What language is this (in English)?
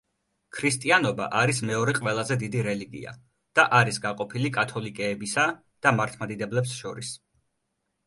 Georgian